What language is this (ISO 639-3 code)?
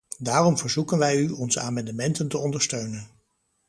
nld